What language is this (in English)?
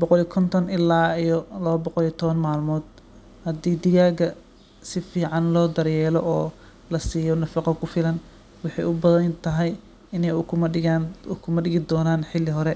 Somali